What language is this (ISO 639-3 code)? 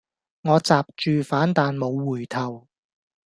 yue